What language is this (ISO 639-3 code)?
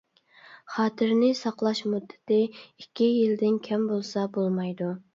uig